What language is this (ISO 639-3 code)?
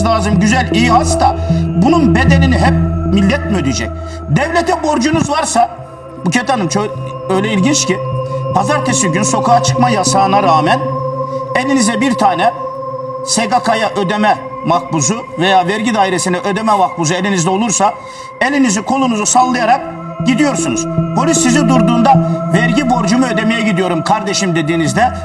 tur